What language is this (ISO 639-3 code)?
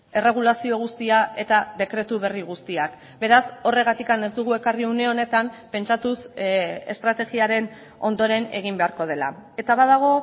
eus